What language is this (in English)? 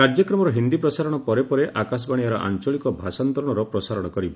Odia